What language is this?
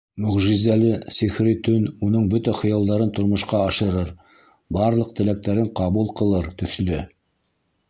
Bashkir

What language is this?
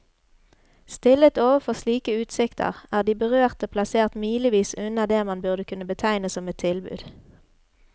Norwegian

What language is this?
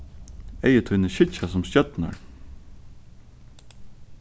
Faroese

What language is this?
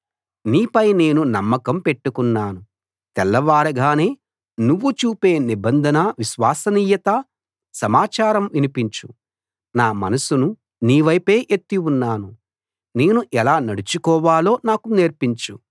Telugu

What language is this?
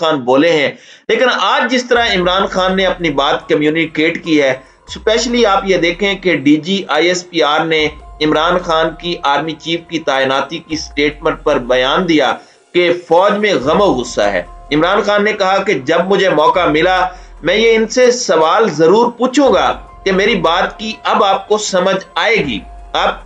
Hindi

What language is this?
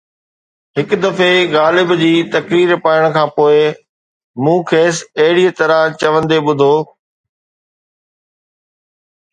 Sindhi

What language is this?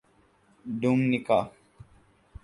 Urdu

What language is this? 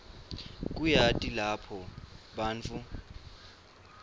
Swati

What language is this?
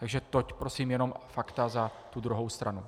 Czech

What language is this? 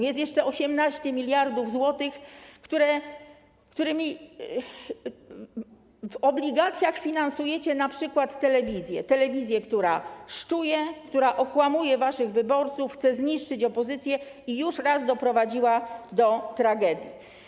Polish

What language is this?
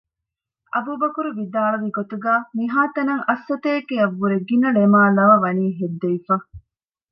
Divehi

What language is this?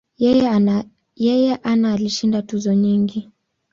Swahili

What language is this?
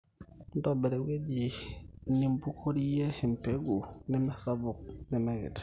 Masai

